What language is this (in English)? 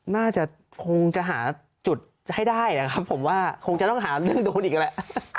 Thai